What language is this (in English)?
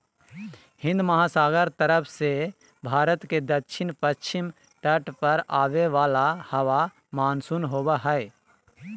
Magahi